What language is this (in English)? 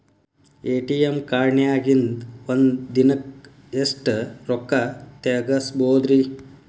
Kannada